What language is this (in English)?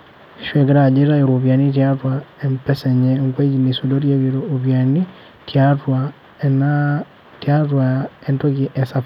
Masai